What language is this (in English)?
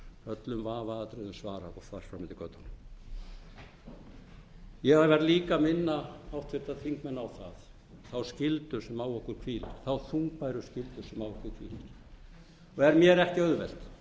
Icelandic